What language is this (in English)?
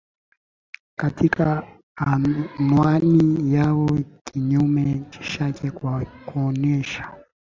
Swahili